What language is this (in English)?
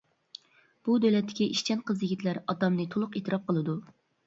Uyghur